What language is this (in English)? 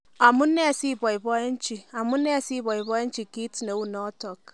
Kalenjin